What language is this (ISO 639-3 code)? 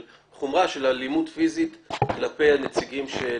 heb